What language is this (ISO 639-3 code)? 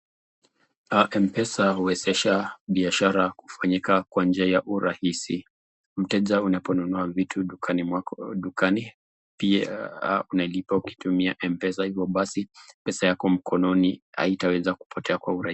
swa